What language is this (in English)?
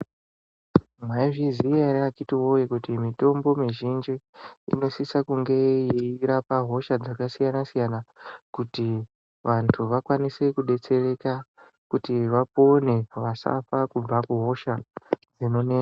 Ndau